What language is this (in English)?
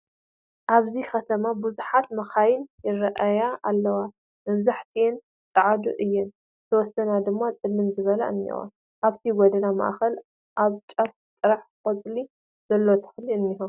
Tigrinya